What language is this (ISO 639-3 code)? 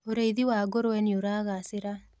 kik